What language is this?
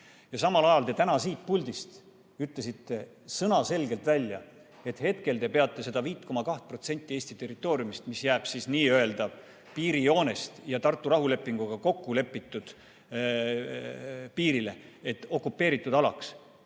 Estonian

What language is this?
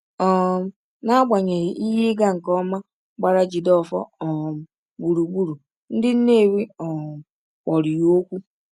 Igbo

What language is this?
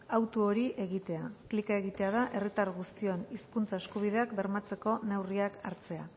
Basque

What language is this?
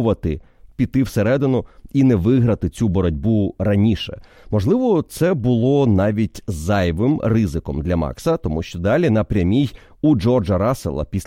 Ukrainian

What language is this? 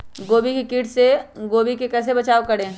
Magahi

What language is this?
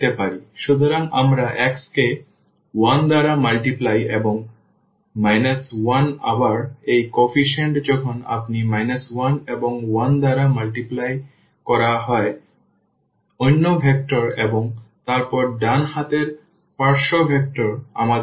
Bangla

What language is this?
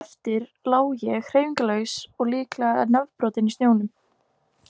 Icelandic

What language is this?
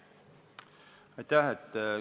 Estonian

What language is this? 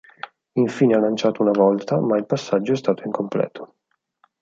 Italian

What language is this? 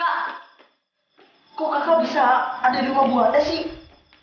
Indonesian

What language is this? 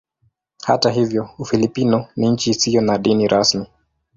Swahili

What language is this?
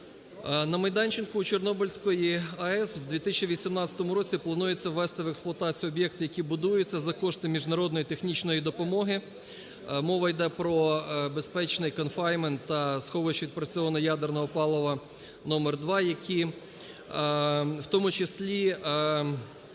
Ukrainian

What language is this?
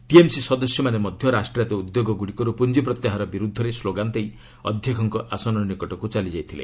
Odia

